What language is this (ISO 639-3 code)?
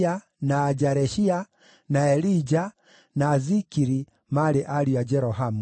kik